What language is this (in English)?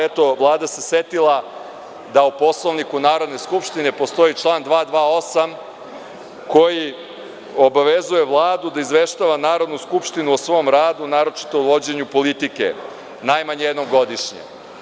Serbian